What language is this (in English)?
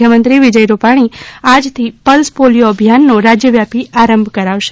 Gujarati